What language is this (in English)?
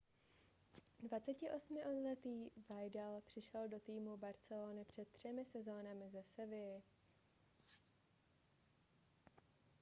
Czech